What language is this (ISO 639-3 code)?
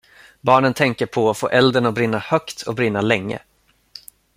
swe